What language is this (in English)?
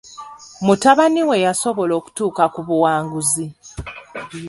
Ganda